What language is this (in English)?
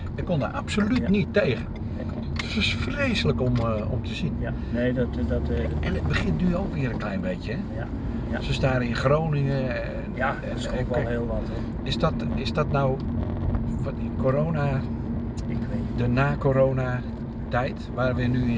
Dutch